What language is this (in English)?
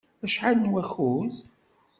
Kabyle